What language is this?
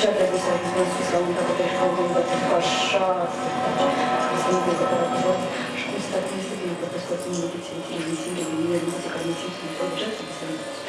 Romanian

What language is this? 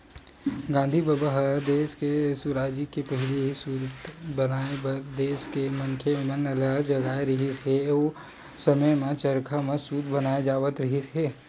Chhattisgarhi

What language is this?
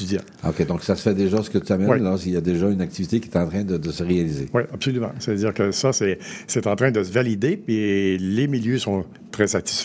French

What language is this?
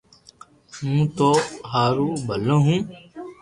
Loarki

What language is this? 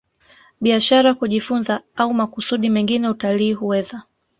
Swahili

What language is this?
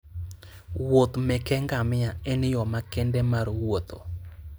Luo (Kenya and Tanzania)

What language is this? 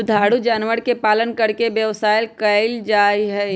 Magahi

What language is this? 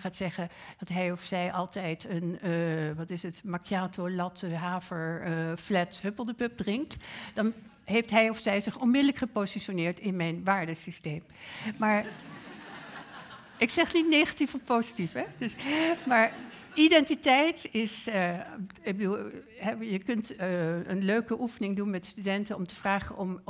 Dutch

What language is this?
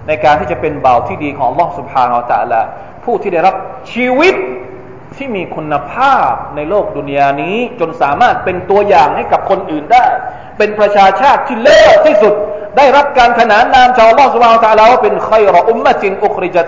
Thai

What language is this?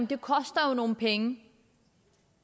Danish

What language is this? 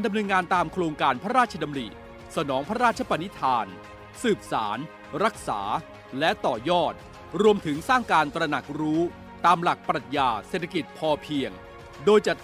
Thai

